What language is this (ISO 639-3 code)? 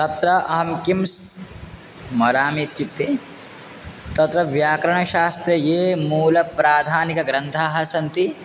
san